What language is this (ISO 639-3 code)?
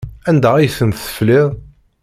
kab